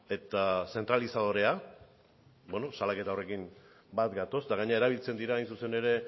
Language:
Basque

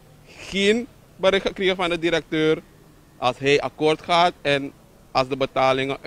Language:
Dutch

